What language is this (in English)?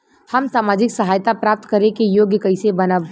Bhojpuri